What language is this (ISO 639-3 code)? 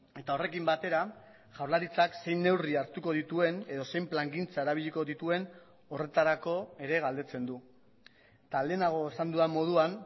eus